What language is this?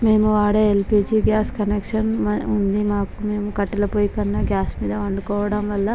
Telugu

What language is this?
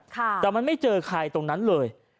Thai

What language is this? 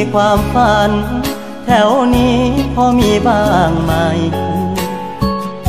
Thai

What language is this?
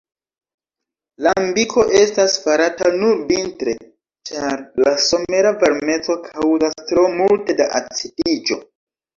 Esperanto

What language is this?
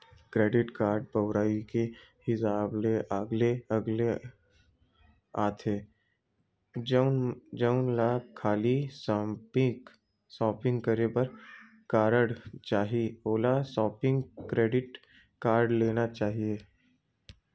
Chhattisgarhi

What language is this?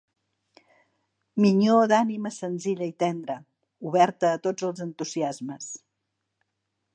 Catalan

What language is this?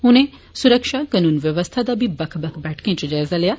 Dogri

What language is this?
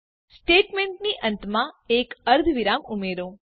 Gujarati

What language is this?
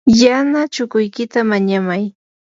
Yanahuanca Pasco Quechua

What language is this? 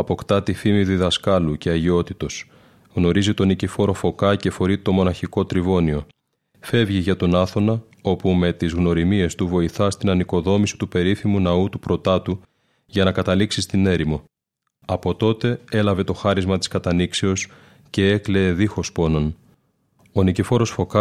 Greek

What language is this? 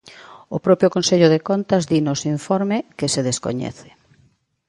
Galician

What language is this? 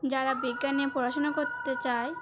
Bangla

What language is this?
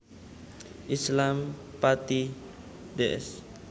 Javanese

